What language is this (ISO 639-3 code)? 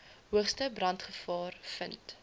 afr